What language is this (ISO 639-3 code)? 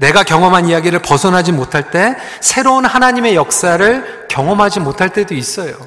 kor